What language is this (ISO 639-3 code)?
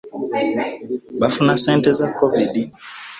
lug